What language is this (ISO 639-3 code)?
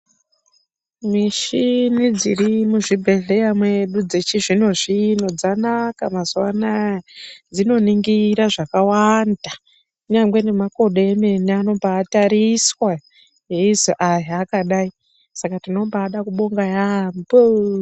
ndc